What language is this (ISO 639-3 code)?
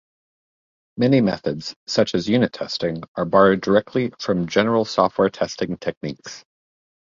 eng